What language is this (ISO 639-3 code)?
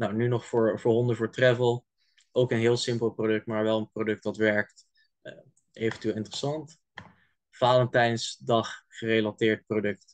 nld